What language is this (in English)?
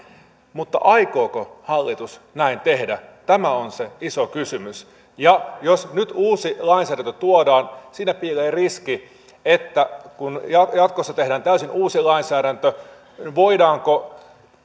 Finnish